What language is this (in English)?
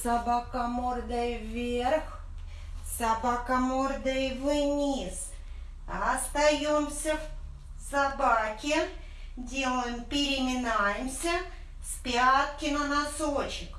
Russian